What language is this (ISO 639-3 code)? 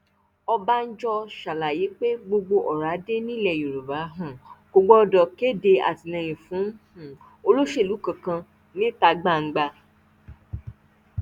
yor